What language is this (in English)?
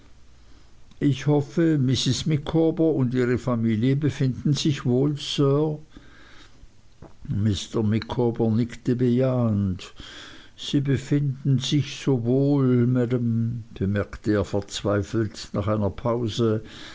German